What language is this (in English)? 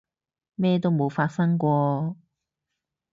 Cantonese